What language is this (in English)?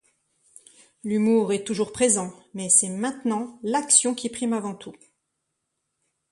French